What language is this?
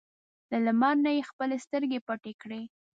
Pashto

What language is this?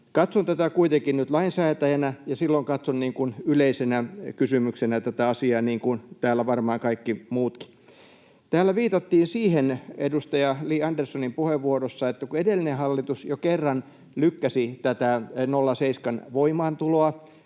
Finnish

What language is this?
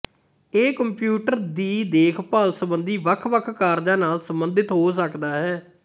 Punjabi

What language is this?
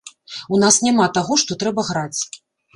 Belarusian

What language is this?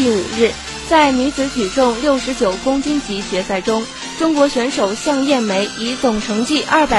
Chinese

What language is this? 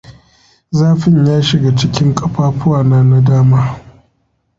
Hausa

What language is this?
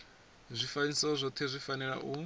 Venda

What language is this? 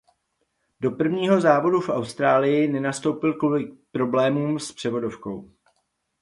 Czech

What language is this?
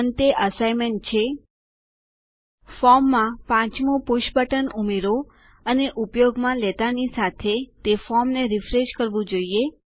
Gujarati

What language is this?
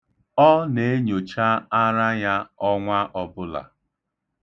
Igbo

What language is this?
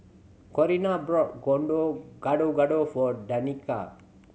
English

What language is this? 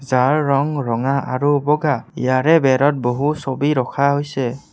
Assamese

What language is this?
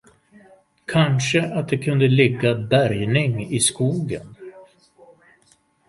Swedish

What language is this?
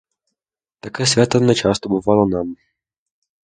Ukrainian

